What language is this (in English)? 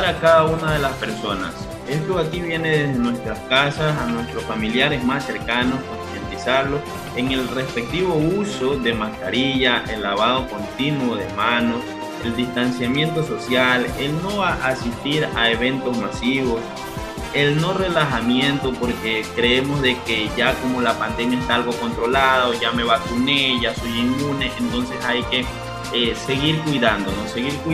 Spanish